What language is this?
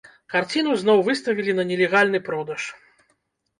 Belarusian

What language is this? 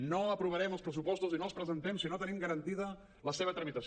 Catalan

